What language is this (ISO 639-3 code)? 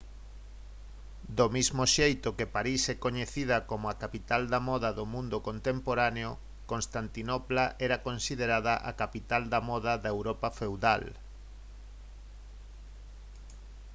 glg